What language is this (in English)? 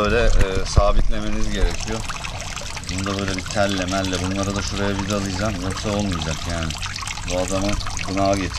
Turkish